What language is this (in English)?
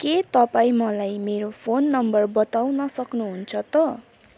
Nepali